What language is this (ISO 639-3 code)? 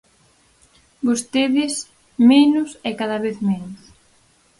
glg